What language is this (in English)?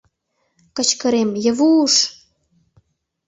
Mari